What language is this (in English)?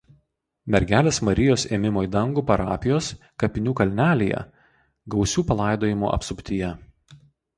Lithuanian